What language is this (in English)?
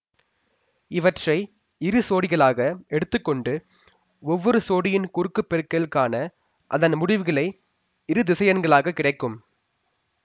Tamil